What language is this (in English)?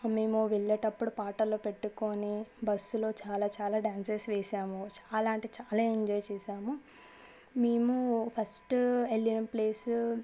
Telugu